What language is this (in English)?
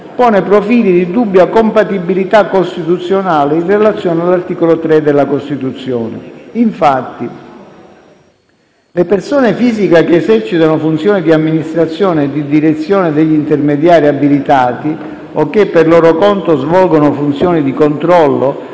Italian